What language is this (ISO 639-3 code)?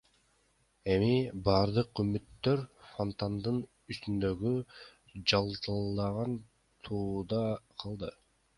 kir